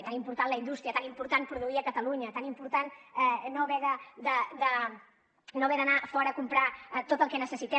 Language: Catalan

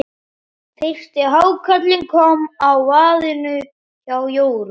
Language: Icelandic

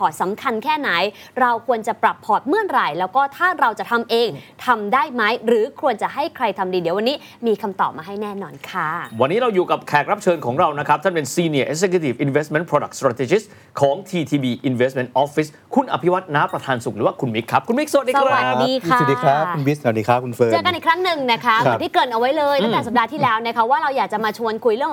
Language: Thai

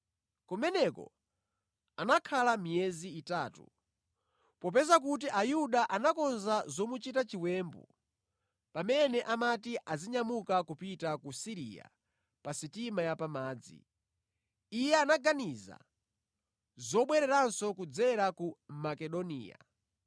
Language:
Nyanja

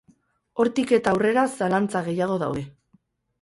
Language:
Basque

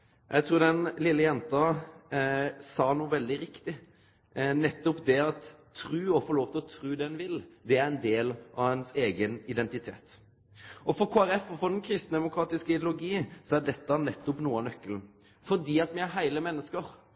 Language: Norwegian Nynorsk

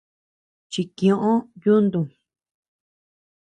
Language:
Tepeuxila Cuicatec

